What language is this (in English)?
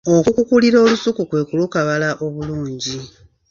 Ganda